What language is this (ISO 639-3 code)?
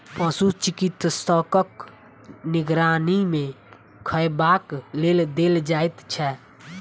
mai